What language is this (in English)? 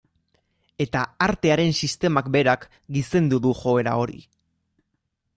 Basque